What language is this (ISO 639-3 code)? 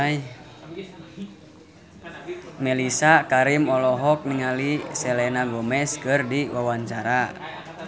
sun